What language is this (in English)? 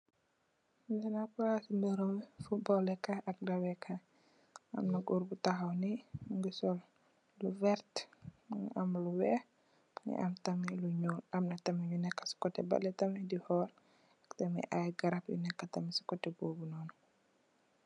Wolof